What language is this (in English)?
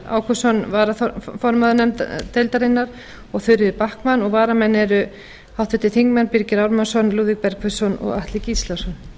Icelandic